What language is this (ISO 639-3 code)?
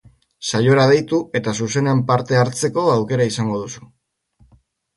eus